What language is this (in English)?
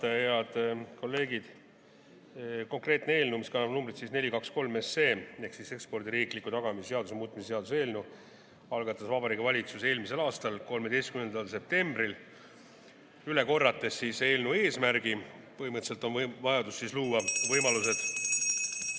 Estonian